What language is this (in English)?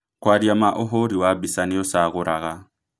Kikuyu